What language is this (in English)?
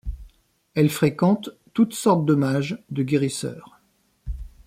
French